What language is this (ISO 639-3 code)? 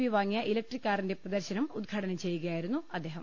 mal